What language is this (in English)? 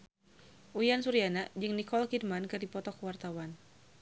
Sundanese